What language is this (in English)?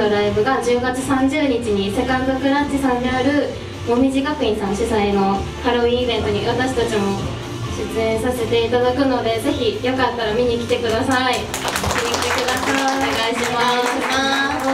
Japanese